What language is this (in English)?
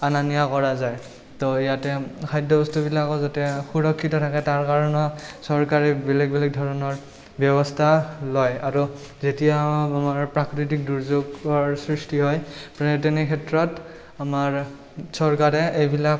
Assamese